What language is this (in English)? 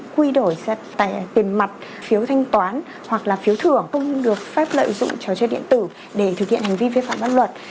Vietnamese